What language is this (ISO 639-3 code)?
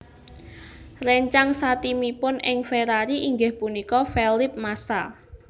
jav